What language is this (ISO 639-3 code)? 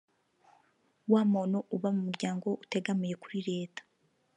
kin